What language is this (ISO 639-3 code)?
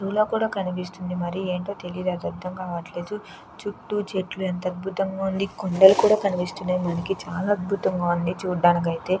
tel